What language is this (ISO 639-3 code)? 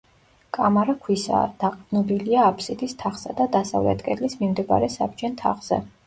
kat